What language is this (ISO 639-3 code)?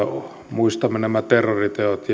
fin